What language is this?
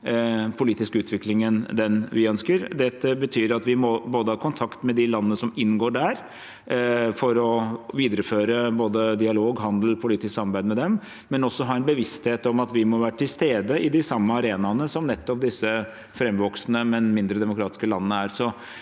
Norwegian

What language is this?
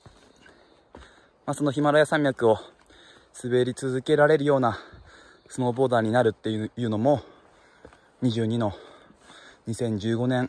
Japanese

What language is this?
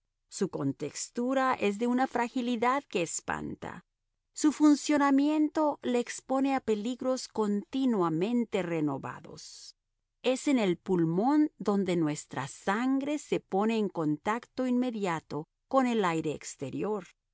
Spanish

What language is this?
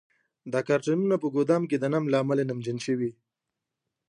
Pashto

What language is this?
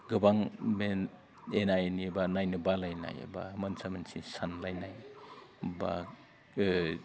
Bodo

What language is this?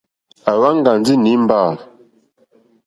Mokpwe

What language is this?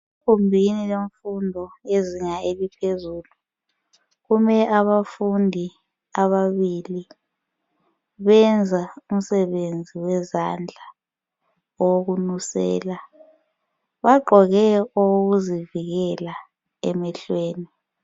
North Ndebele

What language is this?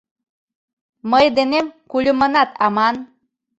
Mari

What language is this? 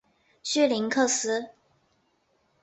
Chinese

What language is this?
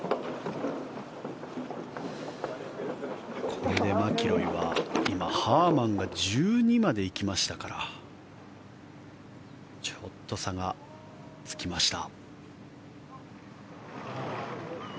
Japanese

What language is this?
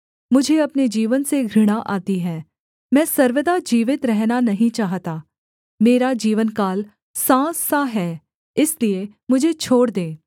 Hindi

